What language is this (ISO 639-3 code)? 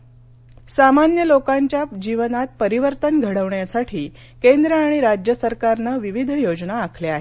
mar